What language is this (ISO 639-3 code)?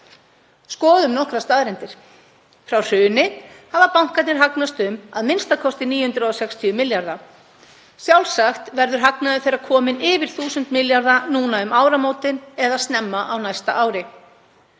isl